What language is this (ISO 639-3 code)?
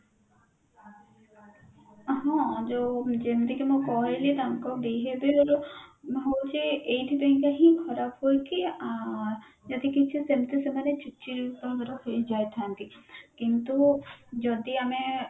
ori